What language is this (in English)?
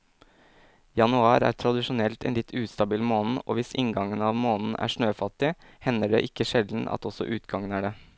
Norwegian